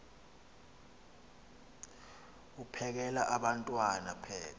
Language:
Xhosa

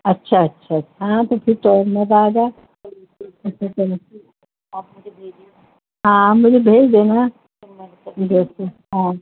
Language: Urdu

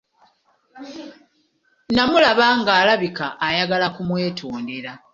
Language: Ganda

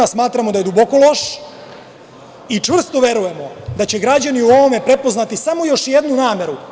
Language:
Serbian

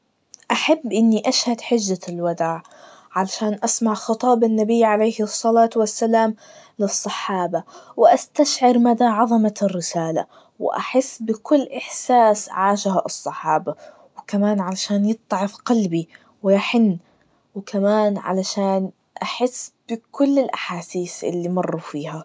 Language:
Najdi Arabic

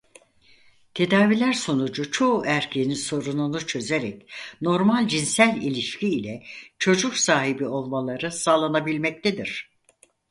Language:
Turkish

